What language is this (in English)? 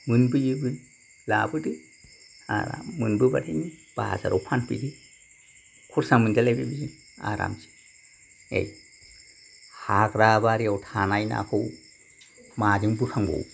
Bodo